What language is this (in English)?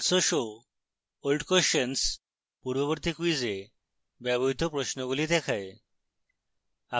Bangla